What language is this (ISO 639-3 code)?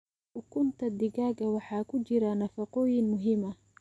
som